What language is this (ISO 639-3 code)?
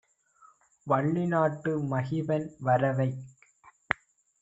tam